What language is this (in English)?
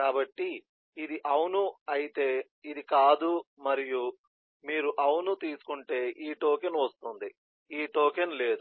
Telugu